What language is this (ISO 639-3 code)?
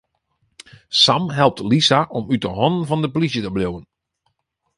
fry